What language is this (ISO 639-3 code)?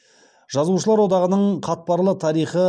kaz